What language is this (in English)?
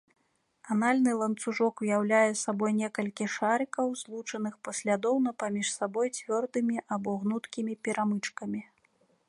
Belarusian